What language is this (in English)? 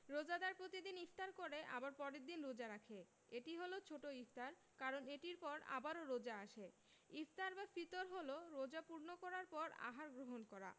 Bangla